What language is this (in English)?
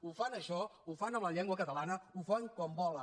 Catalan